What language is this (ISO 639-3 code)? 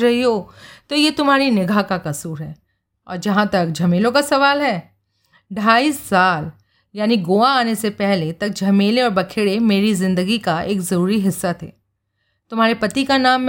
hin